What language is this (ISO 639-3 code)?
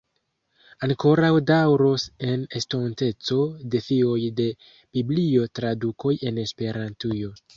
epo